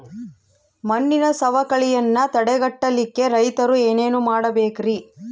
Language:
Kannada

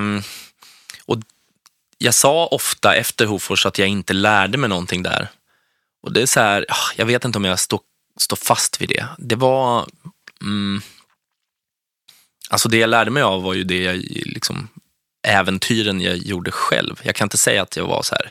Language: Swedish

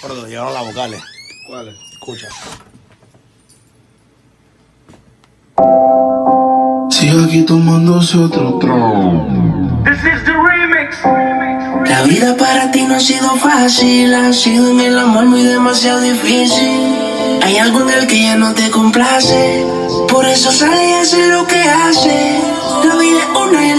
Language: Spanish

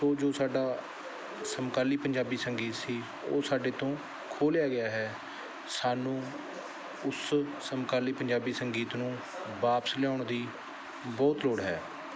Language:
Punjabi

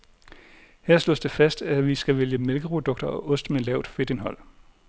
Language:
Danish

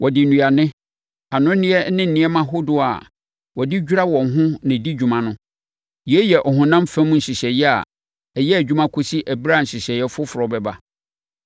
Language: Akan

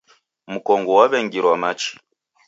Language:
Taita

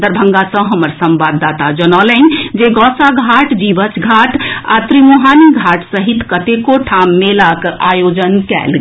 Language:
Maithili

